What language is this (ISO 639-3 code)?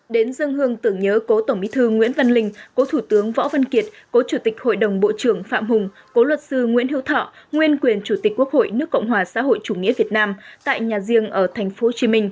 vie